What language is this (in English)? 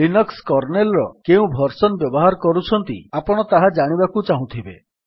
Odia